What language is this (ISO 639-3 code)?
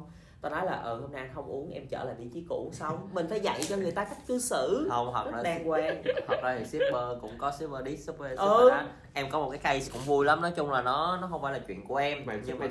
vie